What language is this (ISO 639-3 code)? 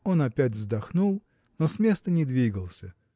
rus